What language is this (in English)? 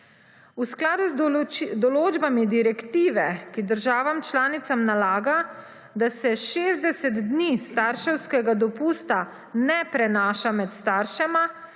Slovenian